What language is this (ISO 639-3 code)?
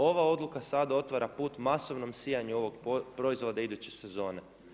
hrv